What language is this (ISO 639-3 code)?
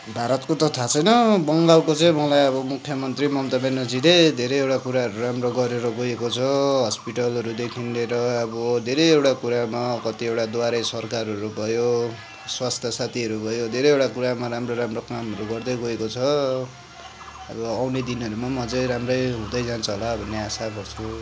nep